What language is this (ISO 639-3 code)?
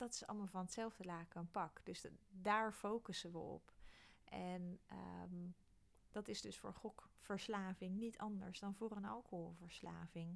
nld